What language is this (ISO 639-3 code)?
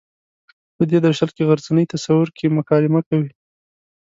pus